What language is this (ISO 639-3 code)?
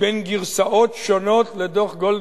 heb